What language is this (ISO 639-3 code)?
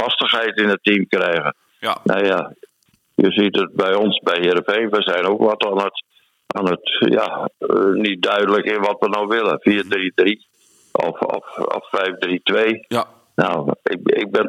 nld